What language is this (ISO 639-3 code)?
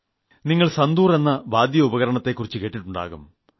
mal